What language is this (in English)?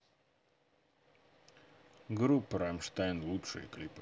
Russian